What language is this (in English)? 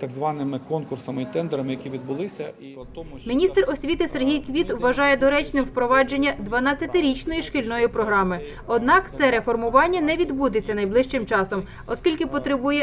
Ukrainian